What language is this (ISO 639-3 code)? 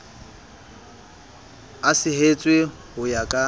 sot